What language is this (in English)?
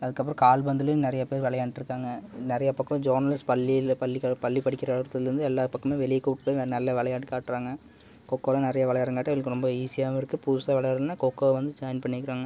Tamil